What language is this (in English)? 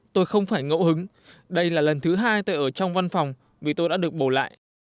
Vietnamese